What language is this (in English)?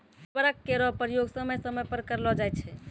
Maithili